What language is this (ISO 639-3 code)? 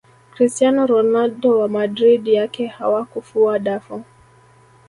swa